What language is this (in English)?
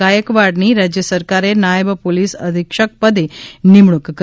Gujarati